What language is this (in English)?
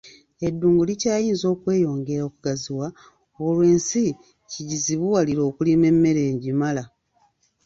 Ganda